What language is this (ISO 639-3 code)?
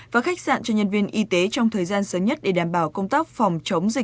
vie